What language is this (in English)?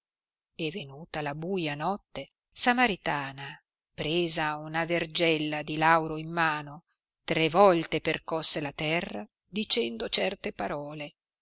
Italian